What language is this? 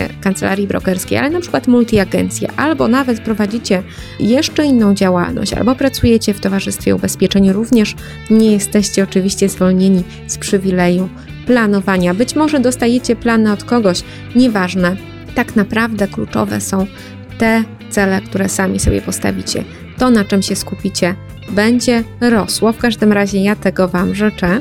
Polish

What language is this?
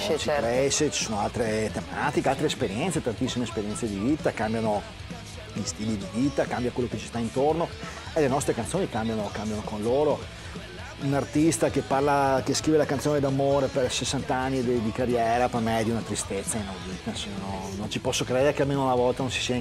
Italian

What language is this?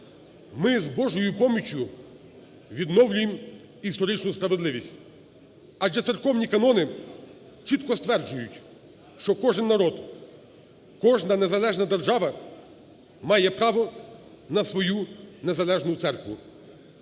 Ukrainian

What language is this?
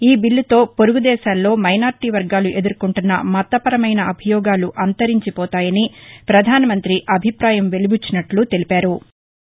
Telugu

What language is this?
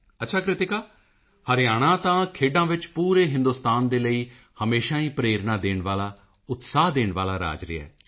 Punjabi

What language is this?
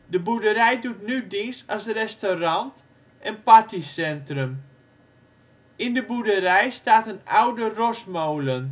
Dutch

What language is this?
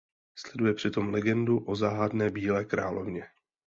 Czech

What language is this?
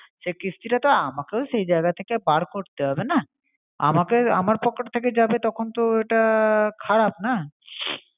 Bangla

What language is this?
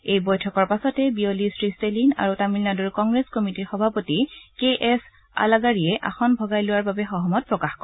Assamese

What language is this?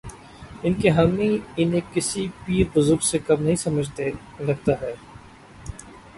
Urdu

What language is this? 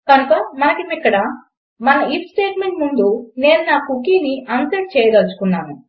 Telugu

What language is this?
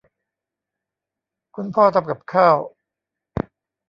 Thai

